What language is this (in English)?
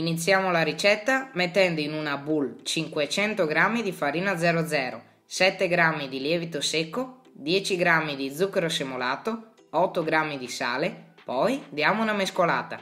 Italian